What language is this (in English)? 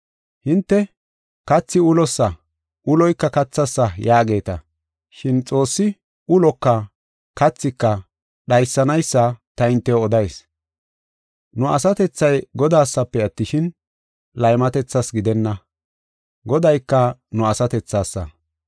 Gofa